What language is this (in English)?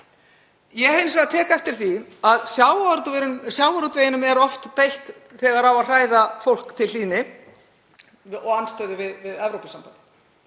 Icelandic